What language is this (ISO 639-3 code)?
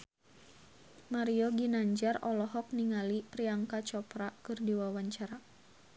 sun